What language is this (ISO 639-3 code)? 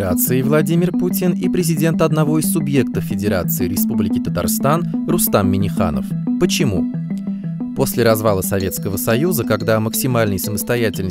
rus